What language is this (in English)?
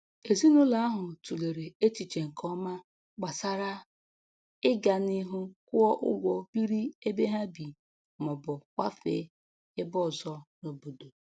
Igbo